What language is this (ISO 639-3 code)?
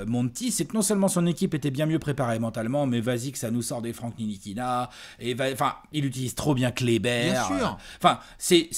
fra